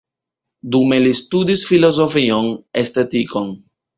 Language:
Esperanto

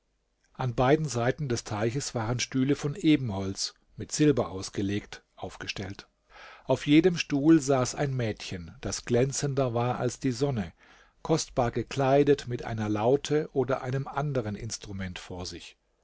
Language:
German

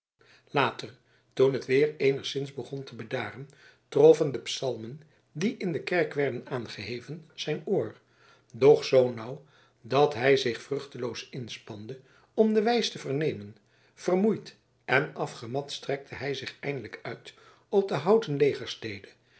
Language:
Dutch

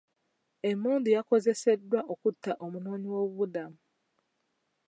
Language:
Ganda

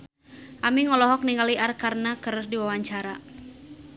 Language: Sundanese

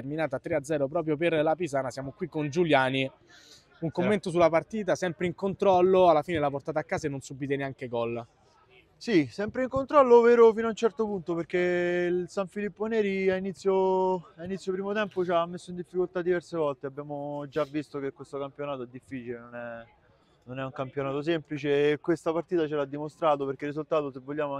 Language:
Italian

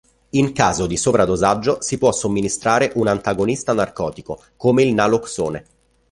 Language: Italian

